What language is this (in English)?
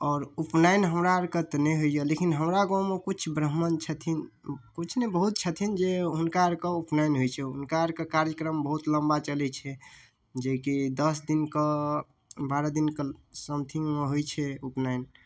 Maithili